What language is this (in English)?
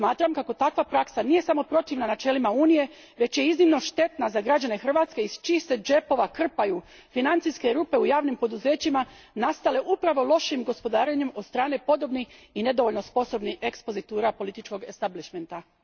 Croatian